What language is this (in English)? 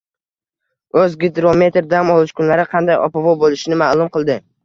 Uzbek